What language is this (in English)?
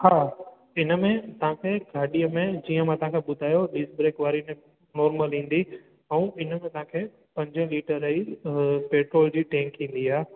Sindhi